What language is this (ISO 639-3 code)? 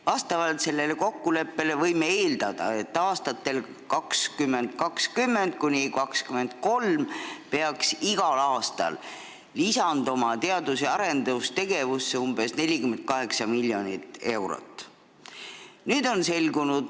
est